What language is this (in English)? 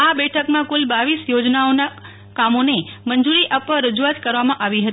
Gujarati